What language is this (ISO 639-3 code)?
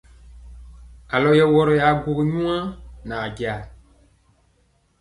mcx